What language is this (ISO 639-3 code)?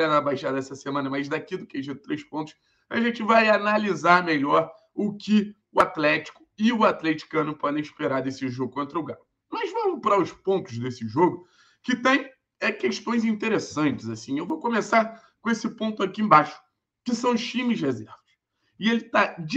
por